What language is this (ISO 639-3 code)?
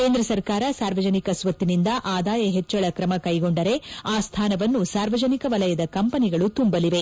kan